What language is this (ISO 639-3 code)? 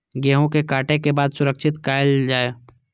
mai